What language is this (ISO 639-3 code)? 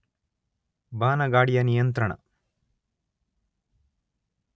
kan